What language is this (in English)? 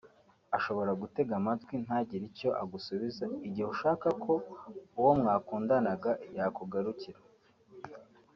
Kinyarwanda